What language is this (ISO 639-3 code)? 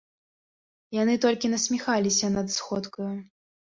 bel